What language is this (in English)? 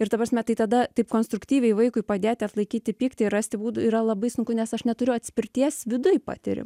Lithuanian